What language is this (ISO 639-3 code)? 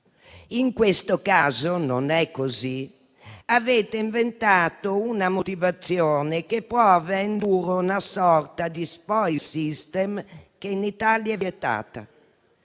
ita